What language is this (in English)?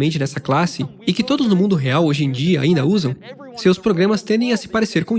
Portuguese